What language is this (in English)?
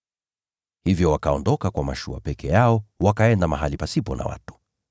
Swahili